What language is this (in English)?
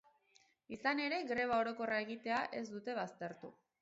Basque